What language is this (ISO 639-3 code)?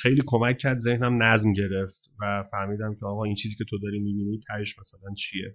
fas